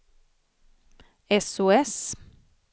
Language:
Swedish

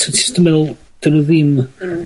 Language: Welsh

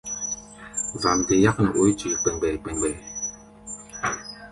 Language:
Gbaya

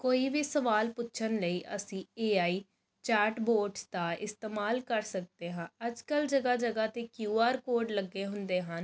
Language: Punjabi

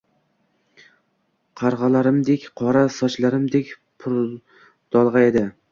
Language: Uzbek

